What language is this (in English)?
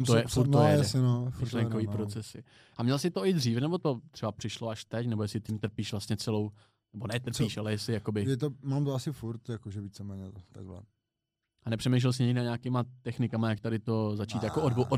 Czech